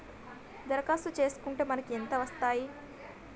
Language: Telugu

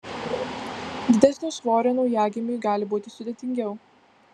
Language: Lithuanian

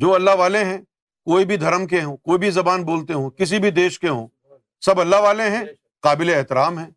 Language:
Urdu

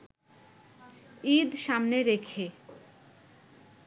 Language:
Bangla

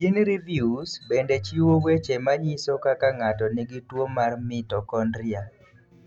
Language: Luo (Kenya and Tanzania)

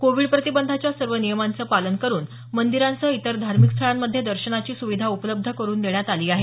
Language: Marathi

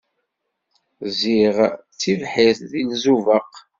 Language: Kabyle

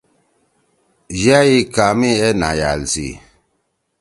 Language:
Torwali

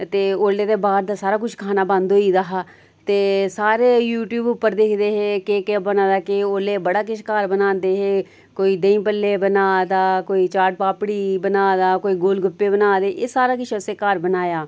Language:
Dogri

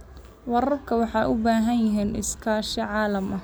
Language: Somali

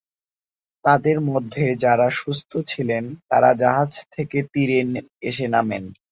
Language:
Bangla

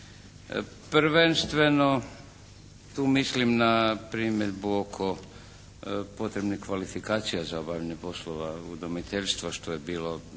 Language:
Croatian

